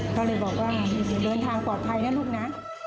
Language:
Thai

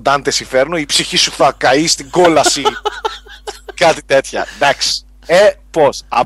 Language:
Greek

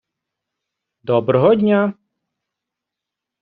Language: Ukrainian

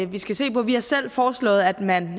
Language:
Danish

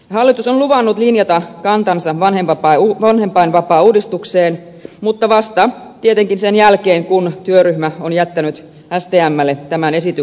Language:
Finnish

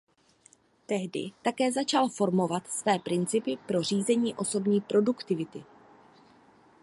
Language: Czech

